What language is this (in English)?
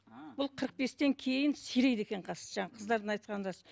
Kazakh